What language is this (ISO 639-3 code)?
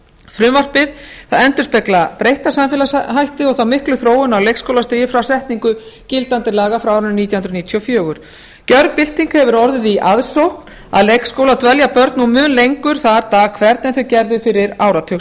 isl